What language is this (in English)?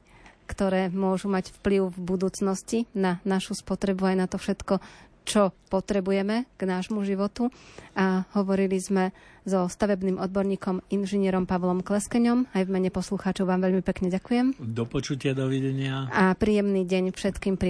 Slovak